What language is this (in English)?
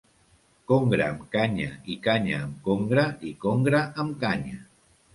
Catalan